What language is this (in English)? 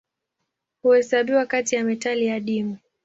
Swahili